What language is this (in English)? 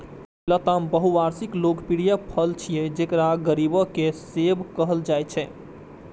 Maithili